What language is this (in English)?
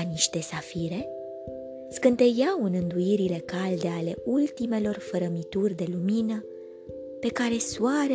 Romanian